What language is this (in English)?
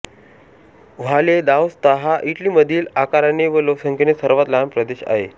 Marathi